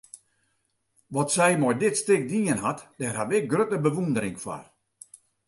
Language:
Western Frisian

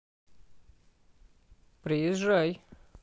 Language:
Russian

